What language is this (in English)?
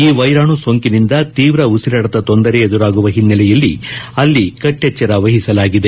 Kannada